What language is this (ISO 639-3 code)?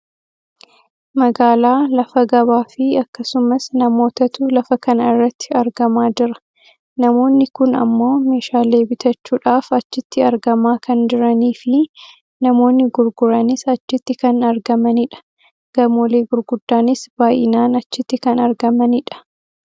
orm